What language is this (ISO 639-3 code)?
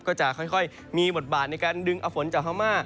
tha